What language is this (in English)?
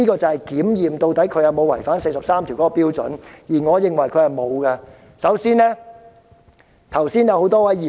Cantonese